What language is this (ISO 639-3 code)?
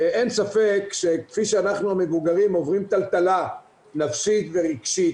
heb